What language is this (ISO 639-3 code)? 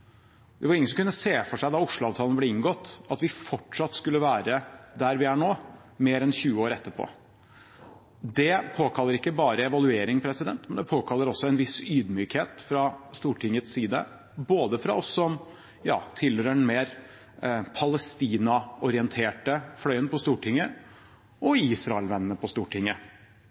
nob